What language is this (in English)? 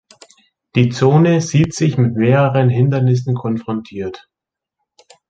German